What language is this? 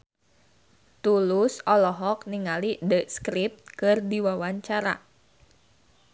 Sundanese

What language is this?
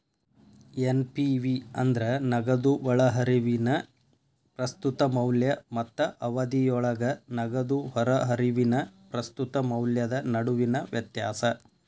Kannada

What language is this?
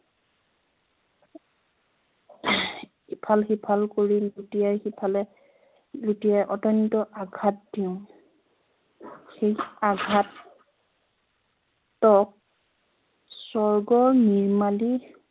Assamese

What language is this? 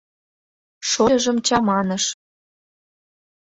Mari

